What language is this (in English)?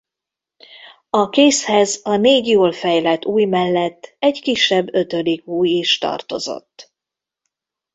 Hungarian